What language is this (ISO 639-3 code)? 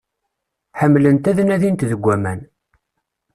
kab